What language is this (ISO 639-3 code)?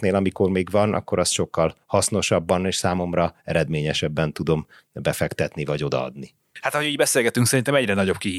hun